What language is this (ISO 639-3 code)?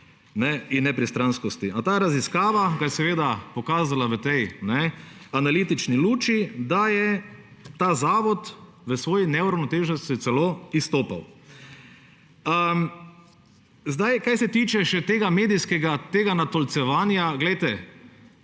slv